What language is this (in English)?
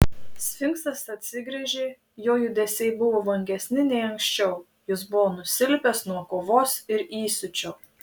Lithuanian